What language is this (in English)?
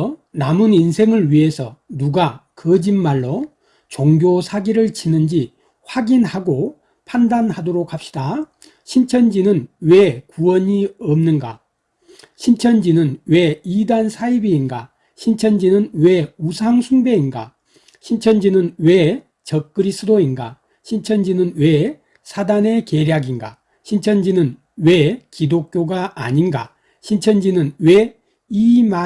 Korean